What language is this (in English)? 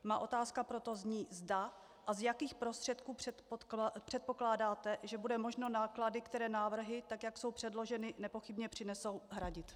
Czech